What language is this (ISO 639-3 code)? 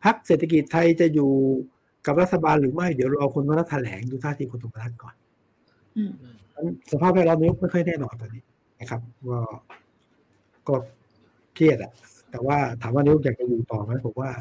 tha